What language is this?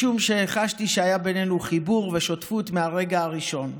Hebrew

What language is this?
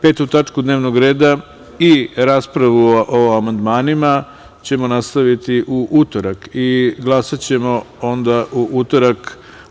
Serbian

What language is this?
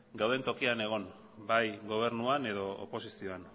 Basque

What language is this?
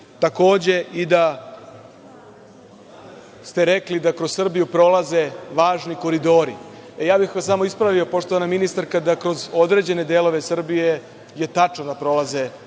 Serbian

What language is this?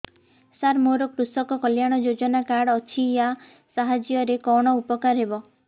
Odia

